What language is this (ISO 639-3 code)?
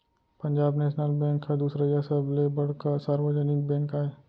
hne